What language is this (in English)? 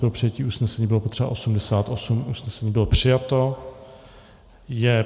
Czech